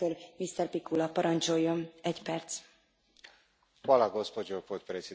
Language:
Croatian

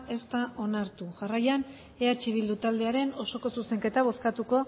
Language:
Basque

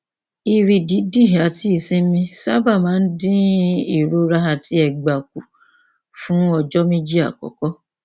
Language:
Yoruba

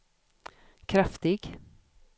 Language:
Swedish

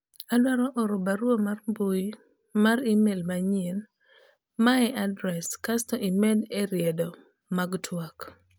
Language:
Luo (Kenya and Tanzania)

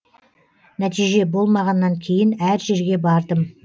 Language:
Kazakh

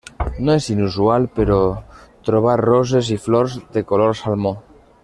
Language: Catalan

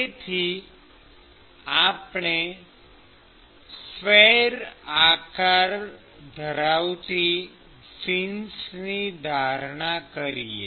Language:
Gujarati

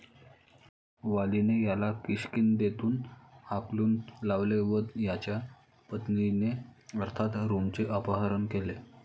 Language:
Marathi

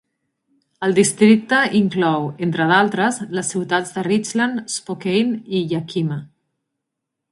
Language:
Catalan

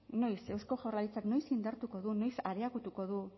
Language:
Basque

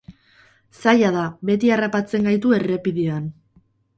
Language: Basque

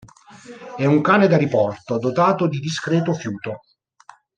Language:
Italian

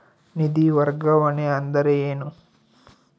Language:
Kannada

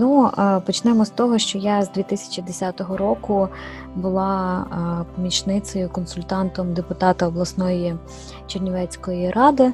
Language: Ukrainian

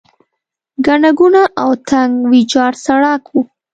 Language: Pashto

